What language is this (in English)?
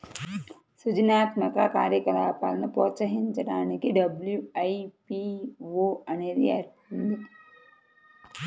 Telugu